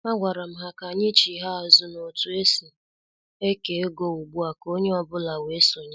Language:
Igbo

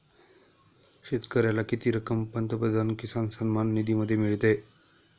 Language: Marathi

